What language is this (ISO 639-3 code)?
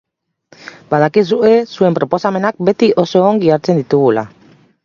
eus